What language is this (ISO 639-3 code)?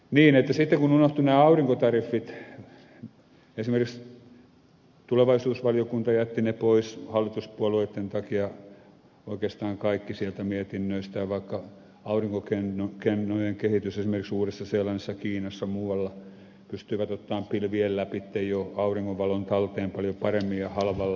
fin